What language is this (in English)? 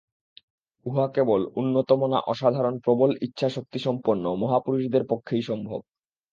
Bangla